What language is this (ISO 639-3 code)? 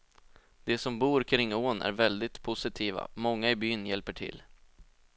swe